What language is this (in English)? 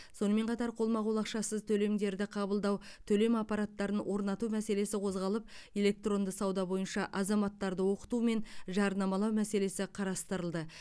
Kazakh